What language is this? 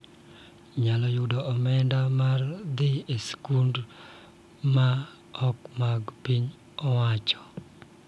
Luo (Kenya and Tanzania)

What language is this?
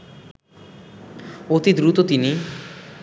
Bangla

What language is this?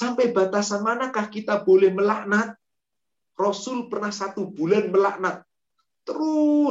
Indonesian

